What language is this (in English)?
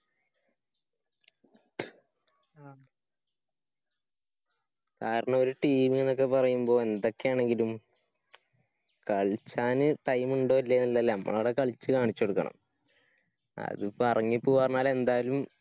Malayalam